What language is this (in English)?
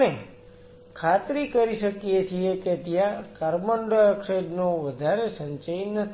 Gujarati